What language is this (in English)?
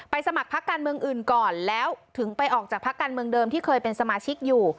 Thai